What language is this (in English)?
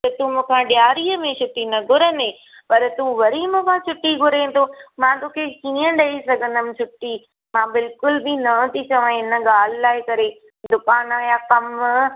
Sindhi